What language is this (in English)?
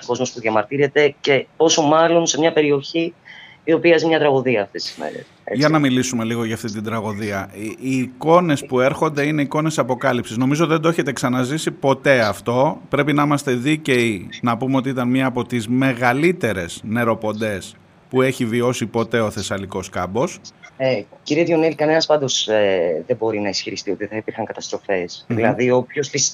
Greek